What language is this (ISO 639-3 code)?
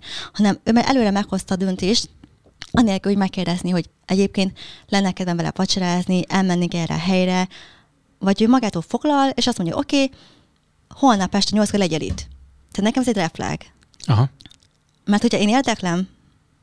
hun